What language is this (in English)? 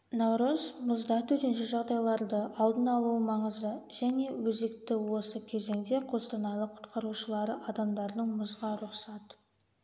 Kazakh